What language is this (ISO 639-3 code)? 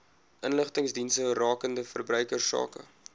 afr